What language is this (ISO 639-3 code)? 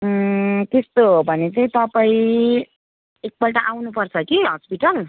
nep